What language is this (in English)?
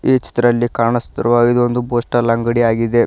Kannada